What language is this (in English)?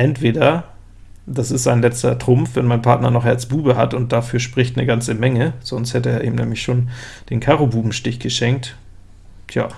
German